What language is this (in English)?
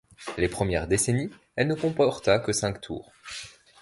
French